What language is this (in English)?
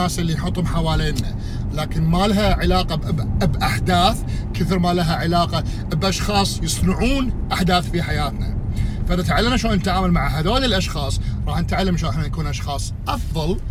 Arabic